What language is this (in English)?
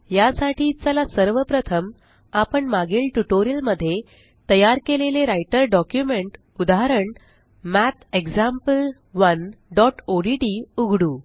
Marathi